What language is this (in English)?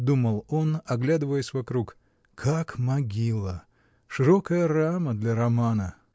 Russian